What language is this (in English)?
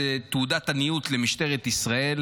Hebrew